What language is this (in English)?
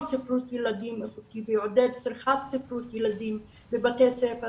Hebrew